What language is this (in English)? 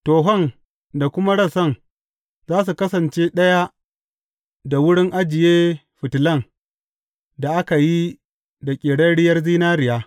Hausa